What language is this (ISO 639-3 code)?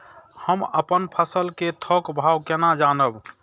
mai